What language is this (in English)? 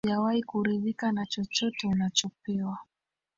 Swahili